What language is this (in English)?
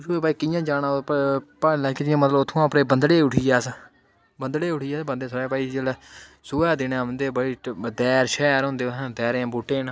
Dogri